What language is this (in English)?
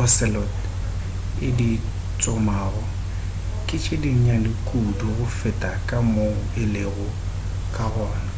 Northern Sotho